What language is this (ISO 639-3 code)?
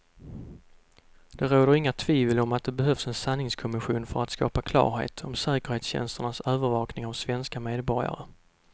swe